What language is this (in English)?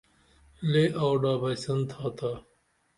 Dameli